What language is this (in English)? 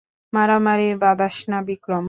Bangla